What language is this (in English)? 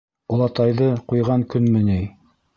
Bashkir